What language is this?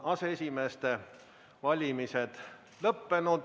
Estonian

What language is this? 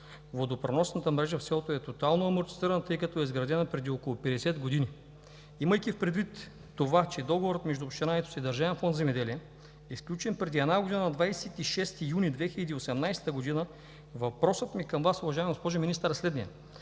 Bulgarian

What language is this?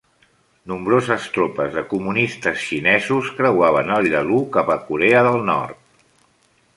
Catalan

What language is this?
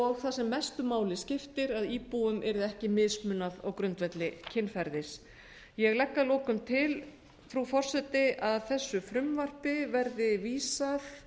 Icelandic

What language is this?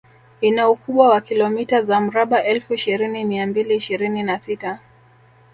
Swahili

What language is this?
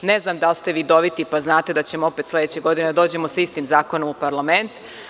Serbian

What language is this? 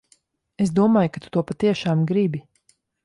Latvian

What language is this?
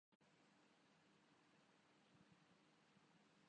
Urdu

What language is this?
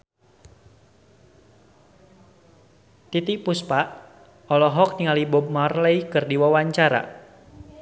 Sundanese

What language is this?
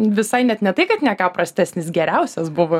Lithuanian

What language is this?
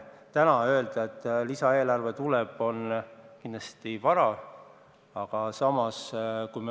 Estonian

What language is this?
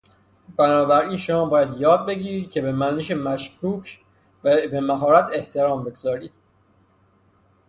Persian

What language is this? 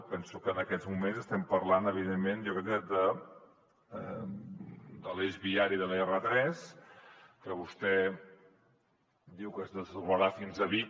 Catalan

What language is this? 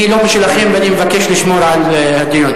Hebrew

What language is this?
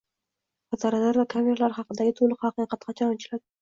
Uzbek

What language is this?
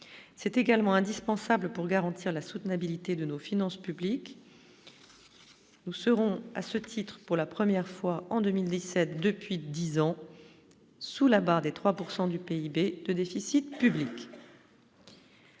French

